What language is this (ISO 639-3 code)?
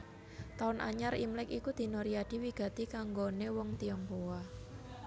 jav